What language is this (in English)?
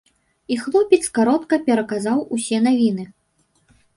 Belarusian